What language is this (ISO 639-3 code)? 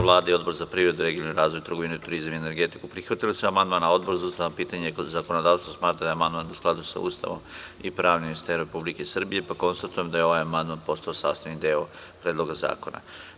srp